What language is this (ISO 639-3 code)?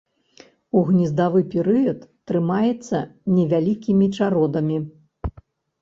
bel